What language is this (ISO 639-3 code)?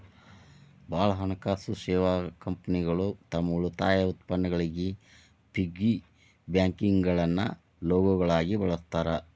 kan